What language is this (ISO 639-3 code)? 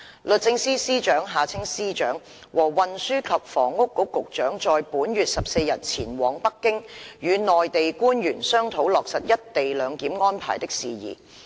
yue